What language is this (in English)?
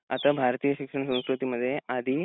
Marathi